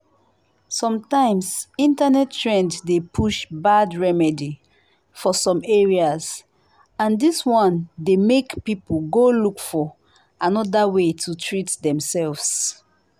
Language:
Nigerian Pidgin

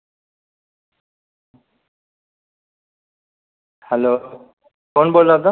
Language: Dogri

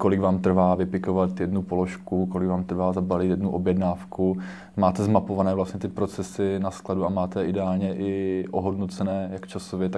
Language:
Czech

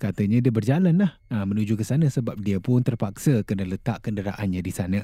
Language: Malay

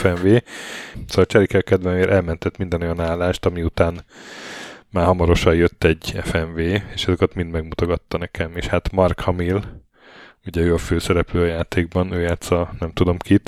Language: Hungarian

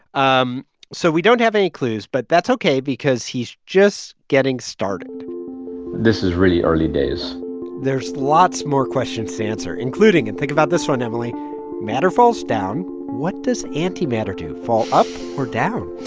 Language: English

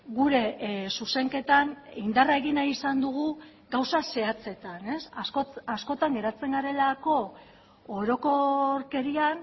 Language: Basque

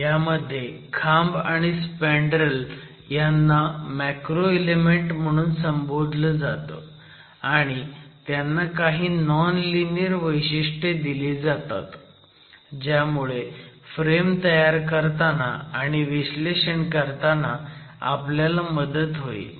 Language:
Marathi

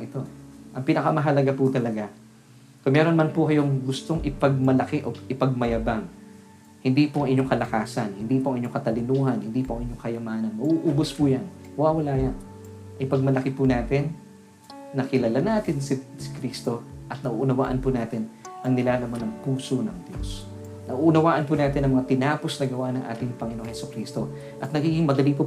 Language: Filipino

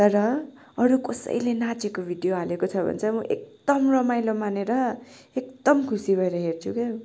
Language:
Nepali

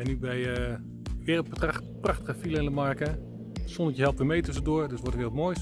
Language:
Dutch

